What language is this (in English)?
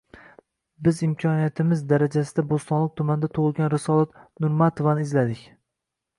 Uzbek